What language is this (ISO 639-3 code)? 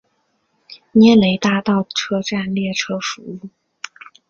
zho